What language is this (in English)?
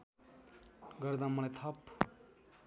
Nepali